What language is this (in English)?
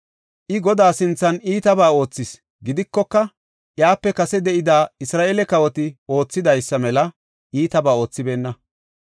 Gofa